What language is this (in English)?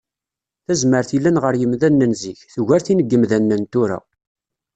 Kabyle